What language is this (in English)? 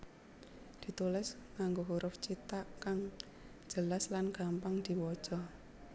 Javanese